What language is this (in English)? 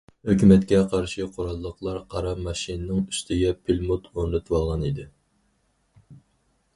Uyghur